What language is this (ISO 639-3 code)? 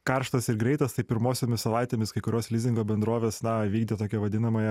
lit